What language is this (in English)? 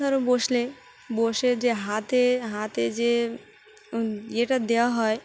Bangla